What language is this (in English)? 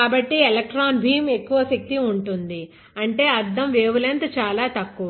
Telugu